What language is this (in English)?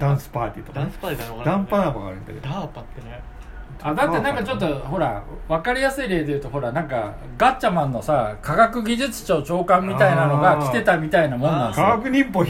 Japanese